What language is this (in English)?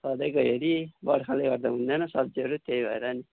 Nepali